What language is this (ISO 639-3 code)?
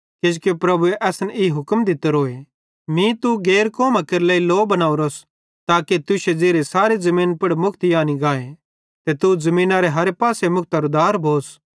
bhd